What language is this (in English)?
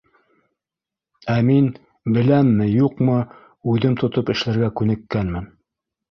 Bashkir